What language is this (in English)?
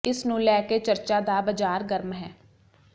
Punjabi